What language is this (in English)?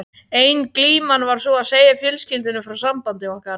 Icelandic